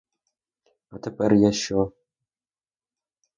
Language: Ukrainian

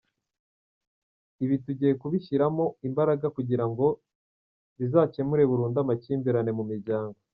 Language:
Kinyarwanda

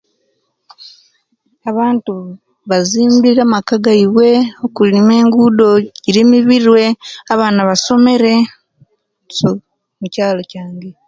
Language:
Kenyi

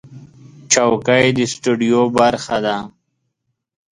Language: Pashto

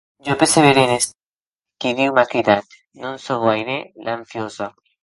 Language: Occitan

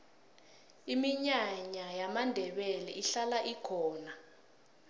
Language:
South Ndebele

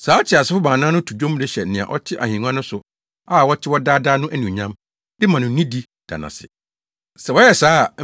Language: Akan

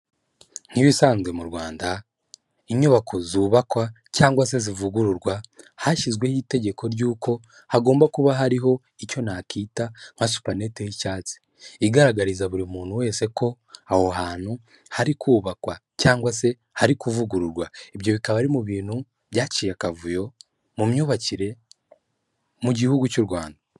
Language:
Kinyarwanda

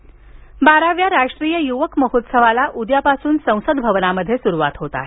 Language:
Marathi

